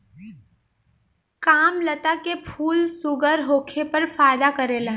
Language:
Bhojpuri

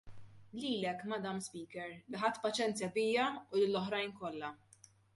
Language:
Maltese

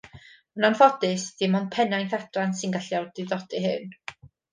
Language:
Welsh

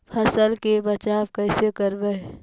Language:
Magahi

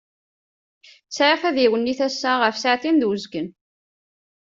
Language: Kabyle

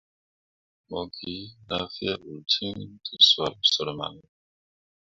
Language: Mundang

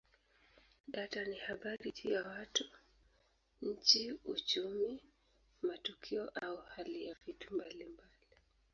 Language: Swahili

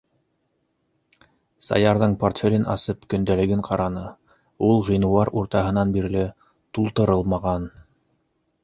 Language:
Bashkir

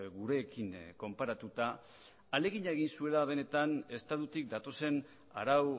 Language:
Basque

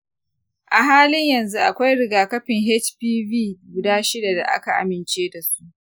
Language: Hausa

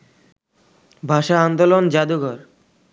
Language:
Bangla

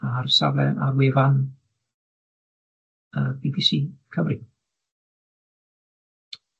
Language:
Welsh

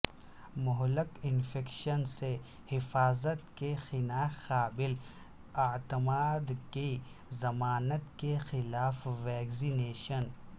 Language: Urdu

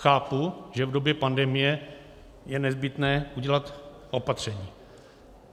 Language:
Czech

